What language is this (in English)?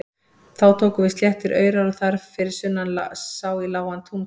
Icelandic